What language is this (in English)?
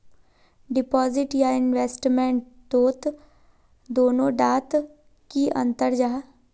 Magahi